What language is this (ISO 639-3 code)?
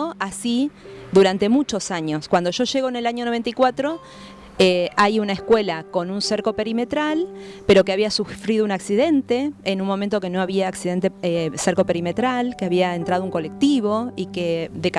spa